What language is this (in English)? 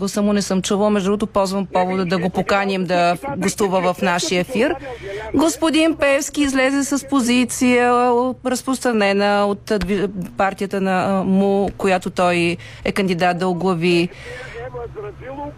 Bulgarian